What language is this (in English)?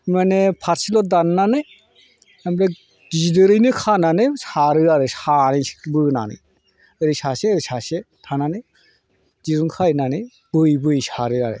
Bodo